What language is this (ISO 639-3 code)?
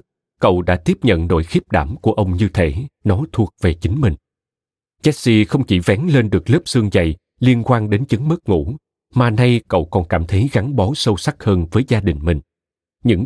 vie